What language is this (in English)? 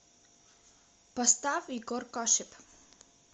Russian